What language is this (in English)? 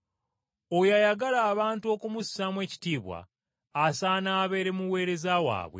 Ganda